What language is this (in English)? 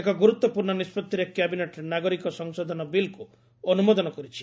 Odia